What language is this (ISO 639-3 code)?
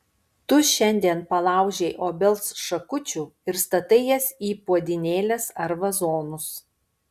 lit